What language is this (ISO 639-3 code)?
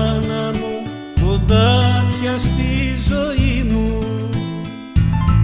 ell